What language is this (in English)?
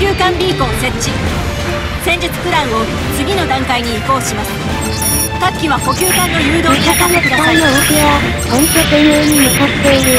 Japanese